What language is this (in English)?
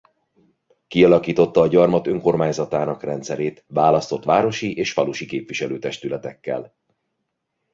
Hungarian